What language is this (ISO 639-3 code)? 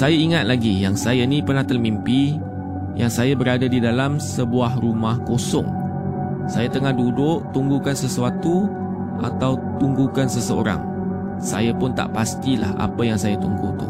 msa